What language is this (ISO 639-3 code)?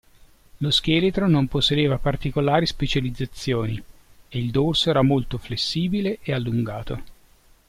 ita